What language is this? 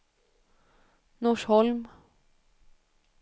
Swedish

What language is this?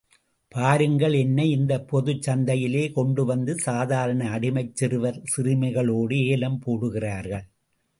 Tamil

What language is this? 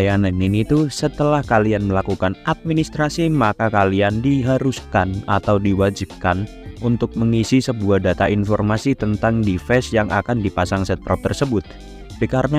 Indonesian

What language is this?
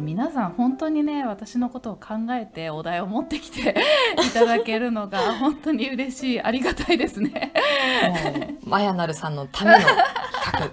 Japanese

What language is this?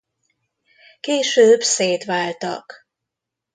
Hungarian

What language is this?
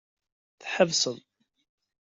Kabyle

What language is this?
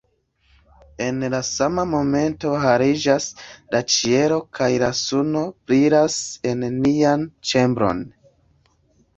Esperanto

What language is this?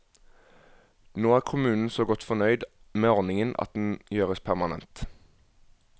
Norwegian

